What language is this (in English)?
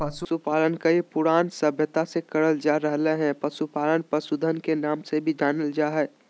Magahi